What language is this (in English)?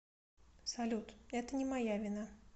Russian